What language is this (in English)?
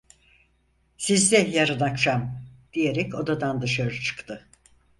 Turkish